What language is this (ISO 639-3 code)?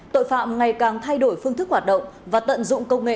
vie